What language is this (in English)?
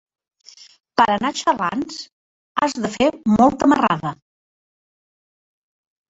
Catalan